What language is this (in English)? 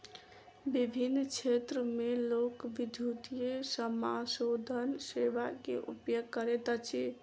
Maithili